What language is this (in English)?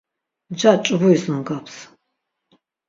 Laz